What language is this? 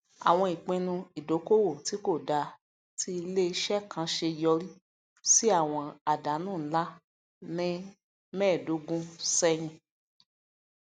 Yoruba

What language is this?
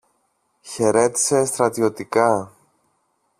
Greek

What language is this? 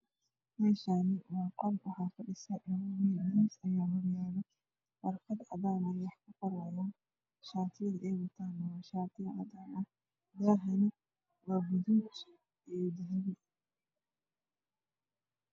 Somali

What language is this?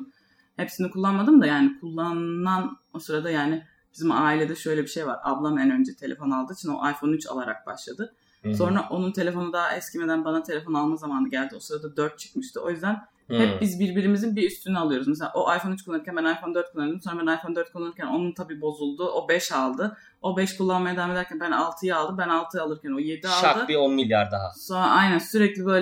Turkish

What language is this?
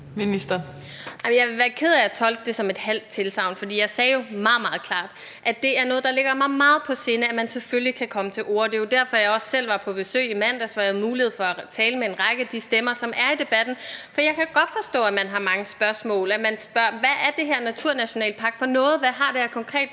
Danish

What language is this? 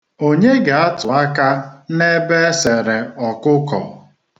Igbo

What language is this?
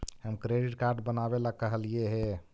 Magahi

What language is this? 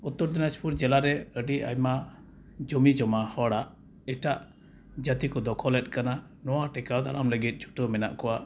Santali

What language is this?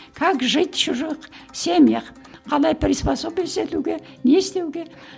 Kazakh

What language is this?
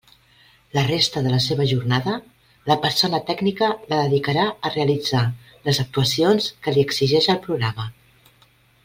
Catalan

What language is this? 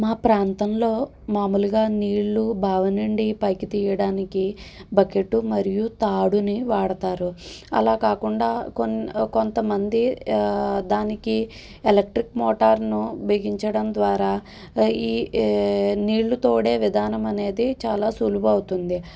Telugu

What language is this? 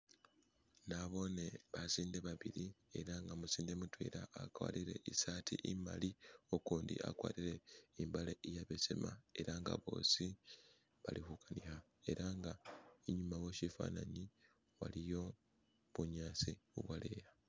Masaaba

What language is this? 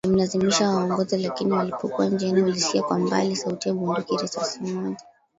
Swahili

